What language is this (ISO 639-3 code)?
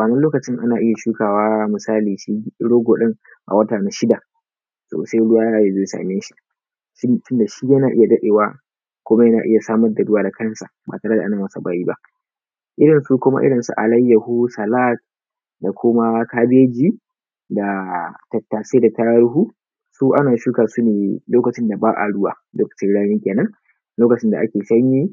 hau